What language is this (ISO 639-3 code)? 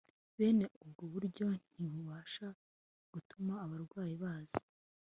kin